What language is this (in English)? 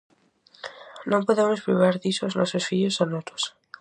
Galician